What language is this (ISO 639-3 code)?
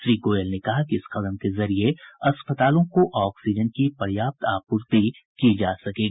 hin